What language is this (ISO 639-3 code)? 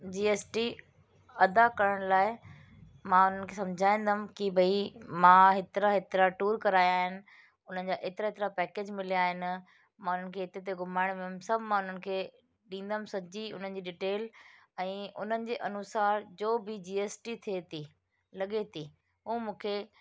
snd